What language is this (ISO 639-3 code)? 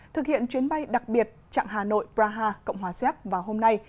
vie